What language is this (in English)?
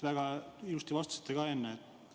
Estonian